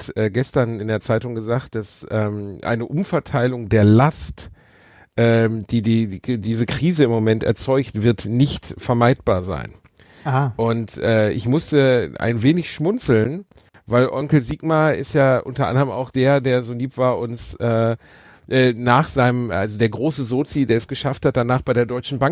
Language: German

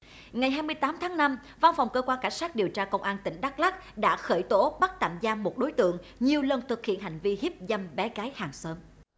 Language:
Vietnamese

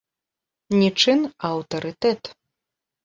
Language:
Belarusian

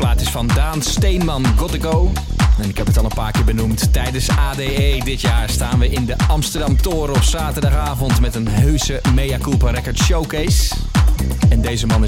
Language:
Dutch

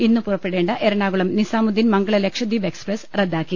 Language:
Malayalam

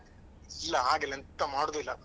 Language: Kannada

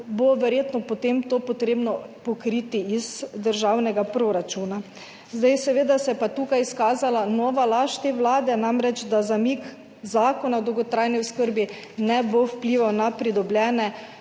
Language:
Slovenian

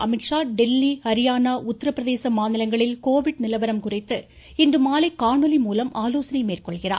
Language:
Tamil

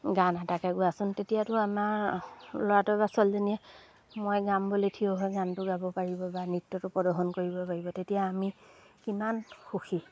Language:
Assamese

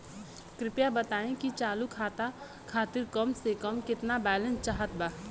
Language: Bhojpuri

